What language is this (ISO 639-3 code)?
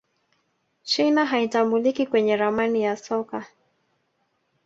swa